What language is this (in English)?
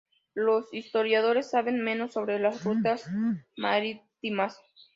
Spanish